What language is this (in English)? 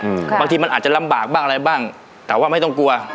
Thai